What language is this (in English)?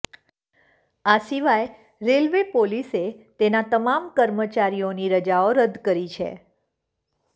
Gujarati